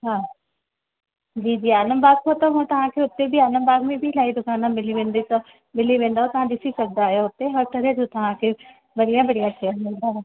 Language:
Sindhi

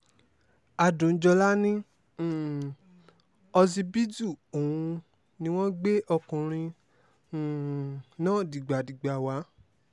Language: Yoruba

